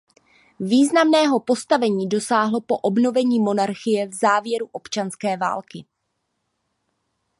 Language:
Czech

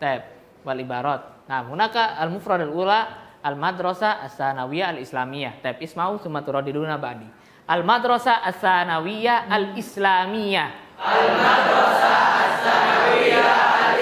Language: Indonesian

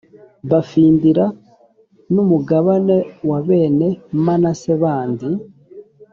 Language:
Kinyarwanda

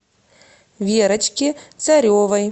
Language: Russian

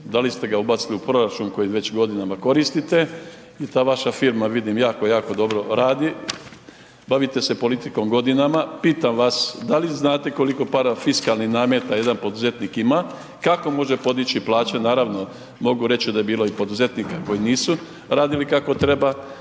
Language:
Croatian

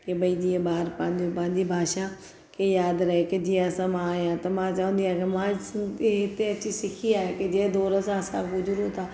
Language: Sindhi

